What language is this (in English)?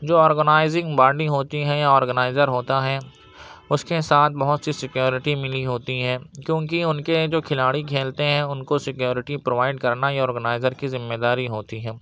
Urdu